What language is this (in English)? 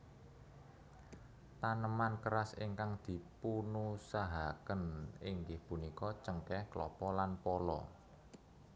Javanese